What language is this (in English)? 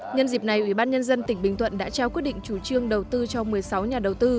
Vietnamese